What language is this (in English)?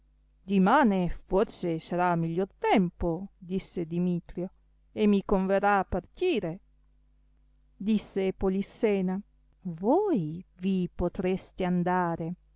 Italian